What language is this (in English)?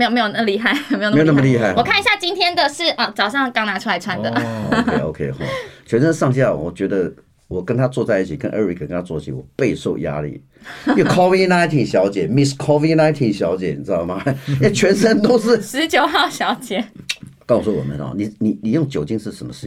Chinese